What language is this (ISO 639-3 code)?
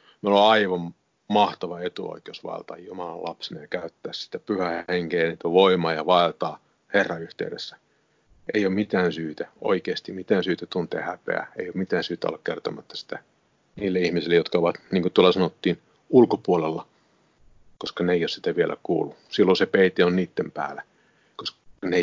fin